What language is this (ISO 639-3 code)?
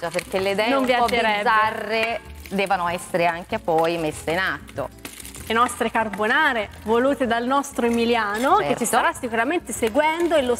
ita